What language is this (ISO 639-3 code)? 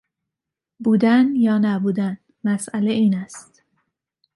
fas